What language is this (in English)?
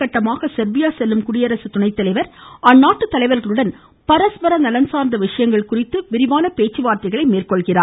Tamil